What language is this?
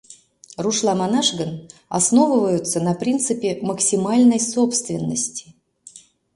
Mari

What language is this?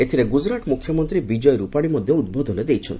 Odia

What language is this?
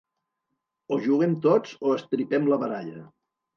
Catalan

